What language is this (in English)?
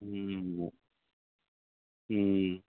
Tamil